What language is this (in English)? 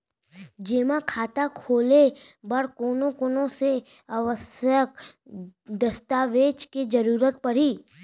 Chhattisgarhi